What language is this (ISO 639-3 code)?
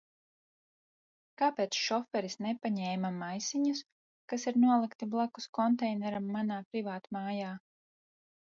lav